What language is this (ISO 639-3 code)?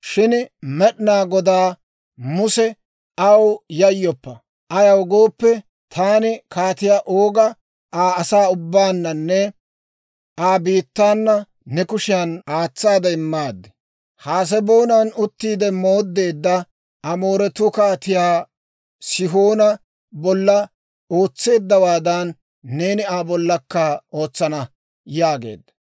dwr